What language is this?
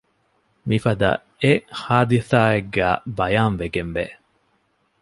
Divehi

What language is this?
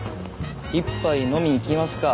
Japanese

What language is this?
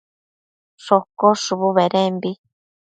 Matsés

